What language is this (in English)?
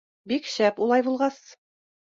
Bashkir